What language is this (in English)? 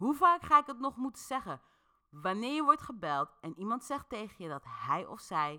Dutch